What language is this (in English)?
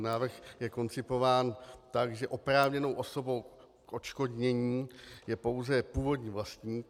Czech